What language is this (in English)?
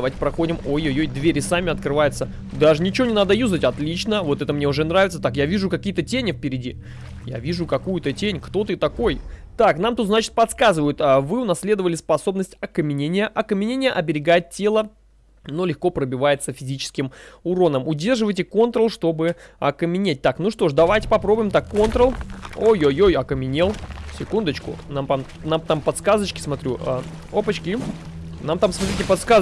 Russian